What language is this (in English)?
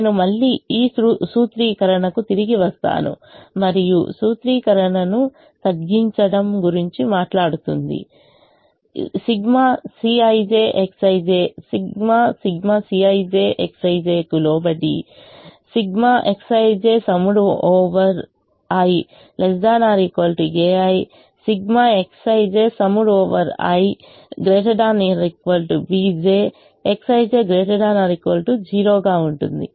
Telugu